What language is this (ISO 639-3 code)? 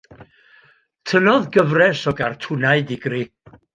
cym